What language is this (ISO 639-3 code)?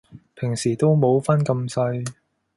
yue